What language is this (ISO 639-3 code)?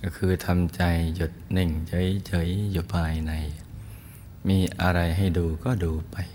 tha